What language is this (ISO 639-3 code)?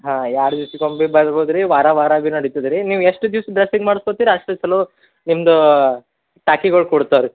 kan